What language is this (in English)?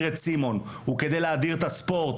Hebrew